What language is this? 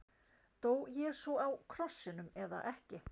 Icelandic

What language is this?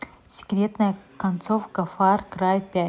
Russian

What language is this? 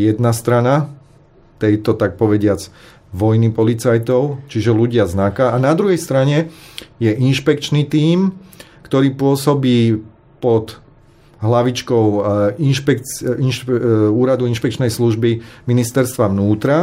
Slovak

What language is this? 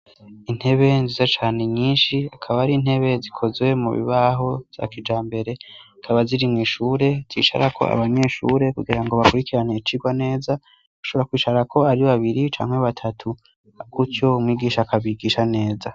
Rundi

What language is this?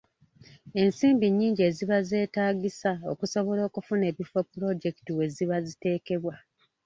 Ganda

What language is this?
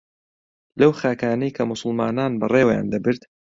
Central Kurdish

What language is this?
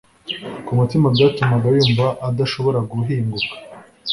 Kinyarwanda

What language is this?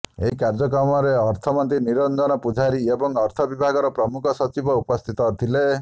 Odia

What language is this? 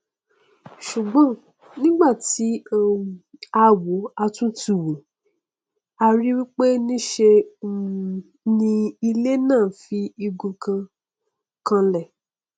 Yoruba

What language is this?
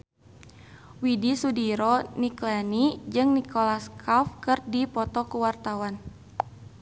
Sundanese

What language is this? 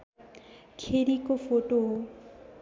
Nepali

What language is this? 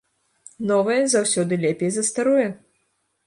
Belarusian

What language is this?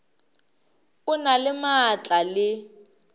Northern Sotho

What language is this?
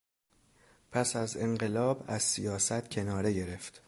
Persian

